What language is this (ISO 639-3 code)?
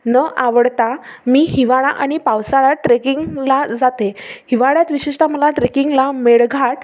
mar